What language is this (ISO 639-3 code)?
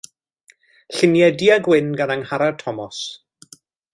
cym